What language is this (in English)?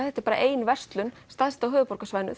Icelandic